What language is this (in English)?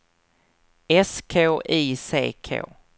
Swedish